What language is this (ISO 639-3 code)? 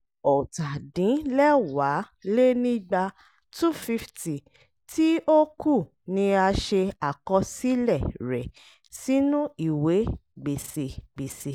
yor